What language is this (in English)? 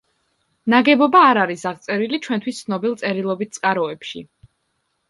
Georgian